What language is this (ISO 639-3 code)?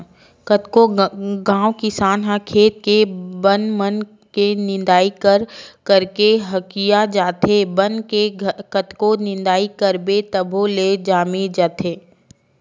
hne